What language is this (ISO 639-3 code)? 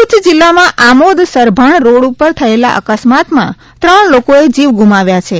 guj